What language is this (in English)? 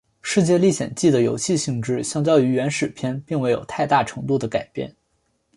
Chinese